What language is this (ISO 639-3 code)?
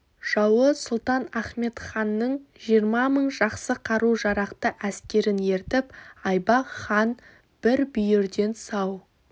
kaz